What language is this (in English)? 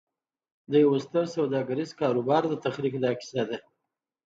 Pashto